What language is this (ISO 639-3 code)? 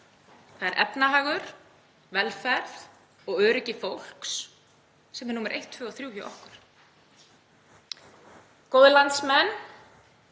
isl